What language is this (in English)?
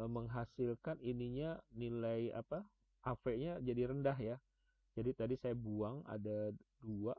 Indonesian